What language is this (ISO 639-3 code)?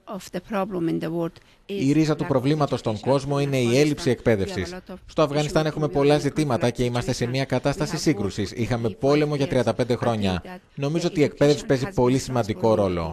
ell